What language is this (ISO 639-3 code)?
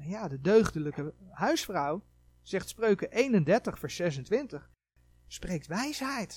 nld